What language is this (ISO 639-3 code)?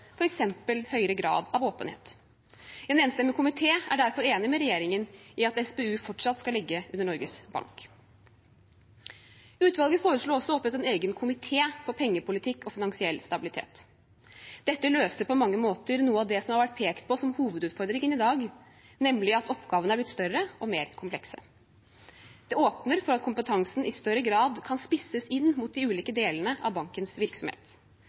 nob